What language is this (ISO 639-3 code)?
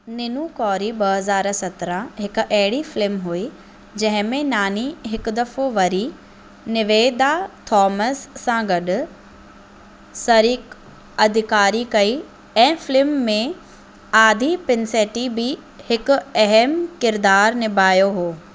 snd